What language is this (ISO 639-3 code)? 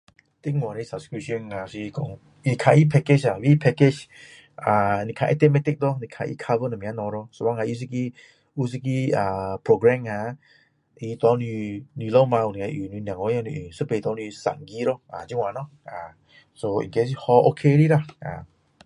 cdo